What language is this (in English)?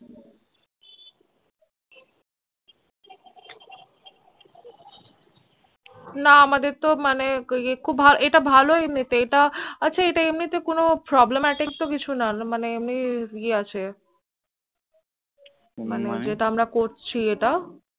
Bangla